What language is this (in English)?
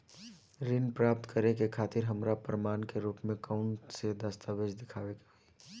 Bhojpuri